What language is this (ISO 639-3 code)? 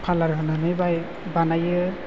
brx